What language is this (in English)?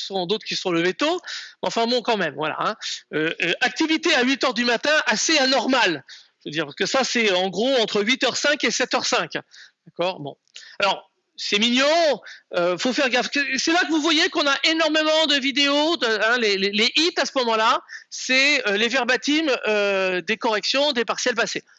French